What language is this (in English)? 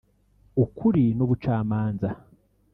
Kinyarwanda